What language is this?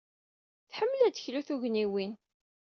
Kabyle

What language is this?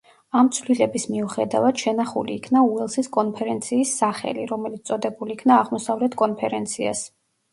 Georgian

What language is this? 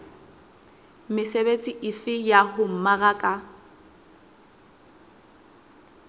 Southern Sotho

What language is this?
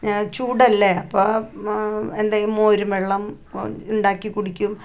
Malayalam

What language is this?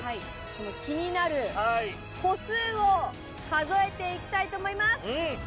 Japanese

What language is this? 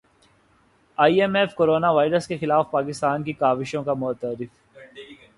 Urdu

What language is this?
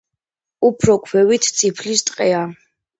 Georgian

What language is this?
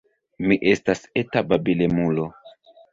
Esperanto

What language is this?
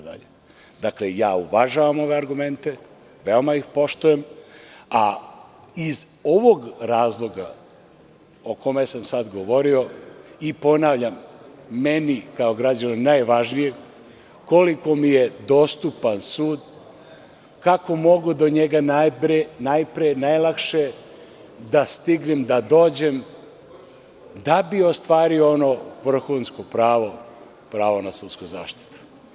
Serbian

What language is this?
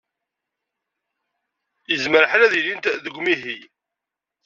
Kabyle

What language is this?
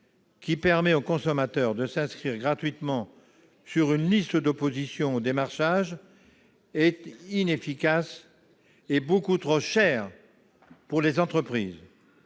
French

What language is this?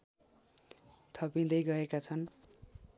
Nepali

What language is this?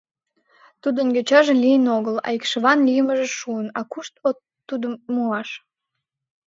Mari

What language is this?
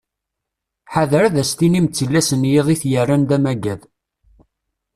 Kabyle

